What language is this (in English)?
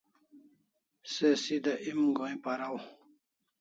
Kalasha